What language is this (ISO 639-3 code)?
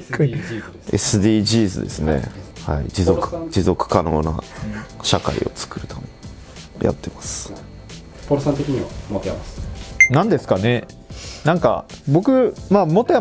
jpn